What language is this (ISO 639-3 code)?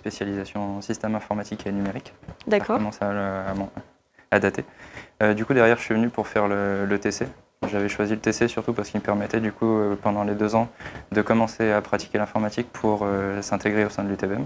fra